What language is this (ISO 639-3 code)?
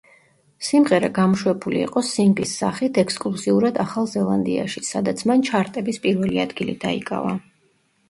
kat